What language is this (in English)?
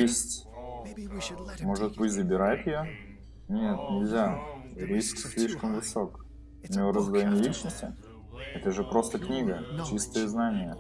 Russian